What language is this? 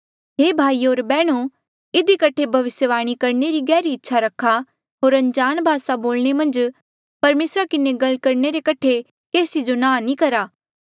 Mandeali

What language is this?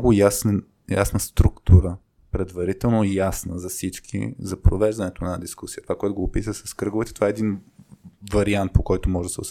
Bulgarian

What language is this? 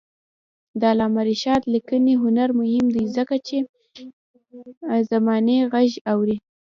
Pashto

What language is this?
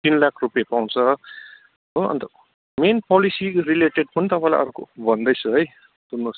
Nepali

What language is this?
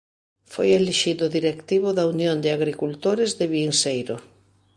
Galician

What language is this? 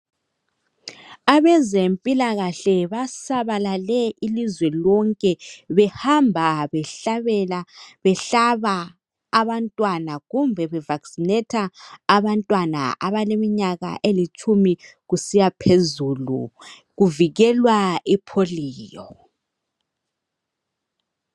North Ndebele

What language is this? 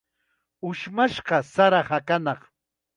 Chiquián Ancash Quechua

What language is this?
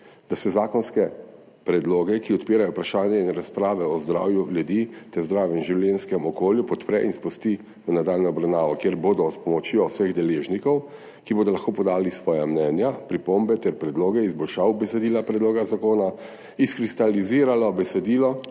Slovenian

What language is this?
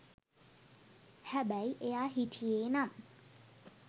Sinhala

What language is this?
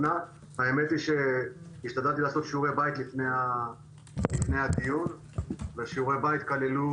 Hebrew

